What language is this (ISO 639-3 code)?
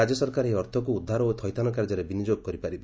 ori